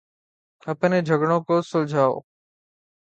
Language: Urdu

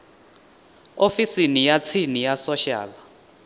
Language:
Venda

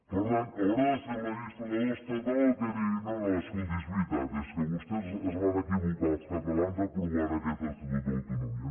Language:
Catalan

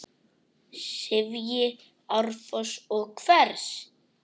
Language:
Icelandic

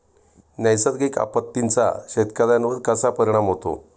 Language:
Marathi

